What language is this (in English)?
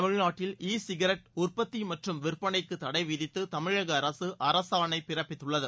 Tamil